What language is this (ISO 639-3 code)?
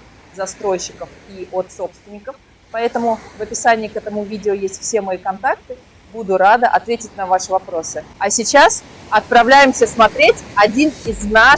rus